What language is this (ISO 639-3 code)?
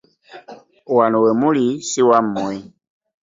lug